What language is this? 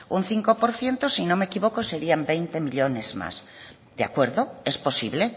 Spanish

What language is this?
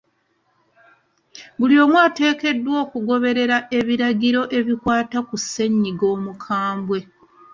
Ganda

